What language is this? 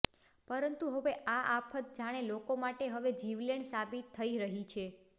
Gujarati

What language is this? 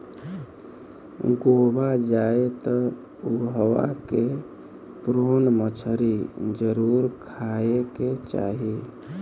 Bhojpuri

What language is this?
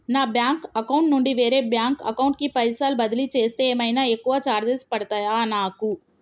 Telugu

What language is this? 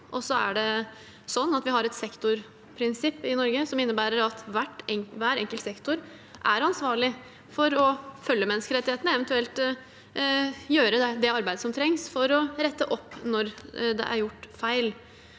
Norwegian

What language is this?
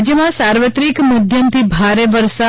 Gujarati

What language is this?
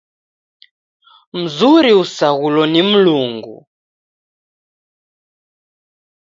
Taita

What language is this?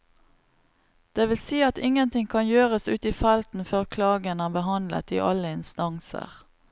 Norwegian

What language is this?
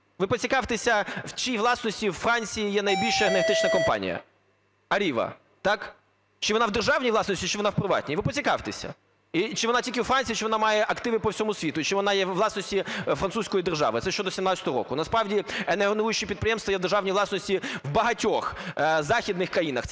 Ukrainian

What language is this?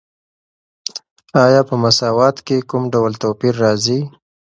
Pashto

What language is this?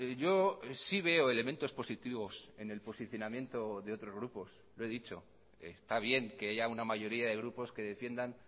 Spanish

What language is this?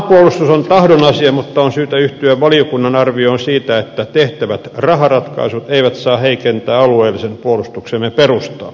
Finnish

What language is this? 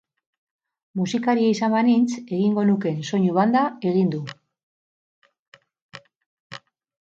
Basque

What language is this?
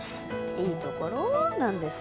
Japanese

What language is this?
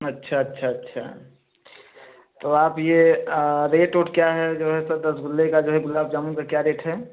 Hindi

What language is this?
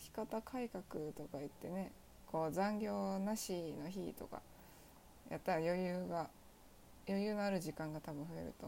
Japanese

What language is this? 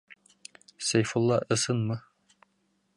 Bashkir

